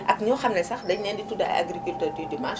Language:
Wolof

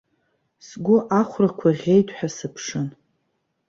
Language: Abkhazian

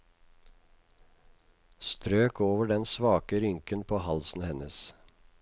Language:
Norwegian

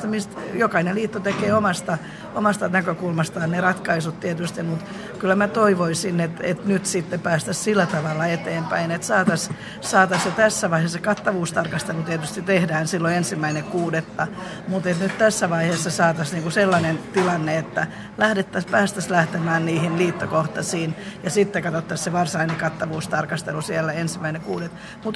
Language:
Finnish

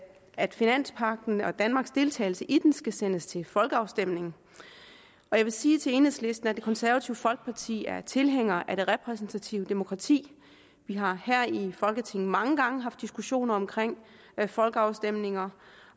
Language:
Danish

